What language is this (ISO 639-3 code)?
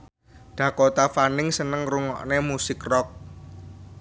jav